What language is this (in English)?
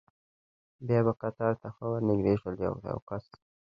Pashto